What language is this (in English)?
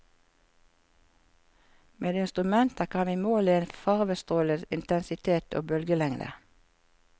Norwegian